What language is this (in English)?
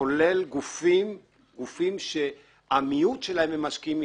Hebrew